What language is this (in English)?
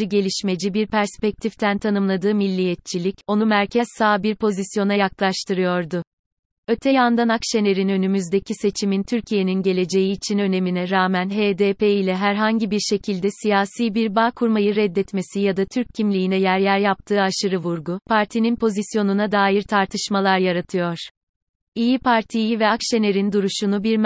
Turkish